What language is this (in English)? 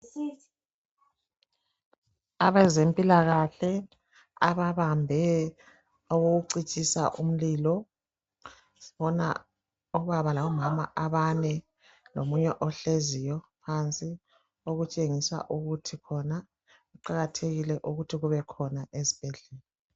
North Ndebele